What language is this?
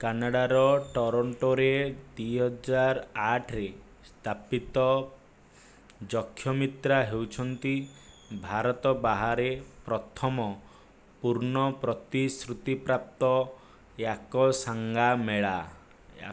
Odia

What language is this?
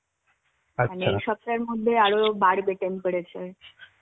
Bangla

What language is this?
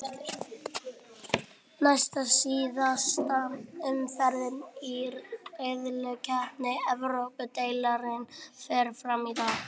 Icelandic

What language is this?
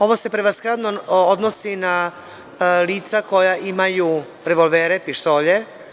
Serbian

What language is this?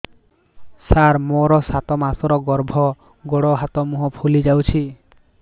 Odia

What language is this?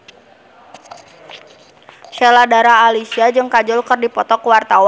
Sundanese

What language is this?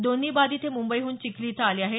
Marathi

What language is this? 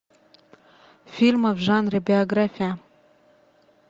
Russian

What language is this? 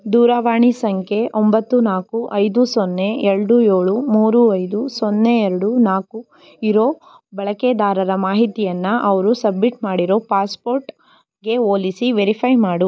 Kannada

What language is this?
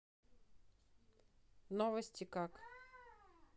Russian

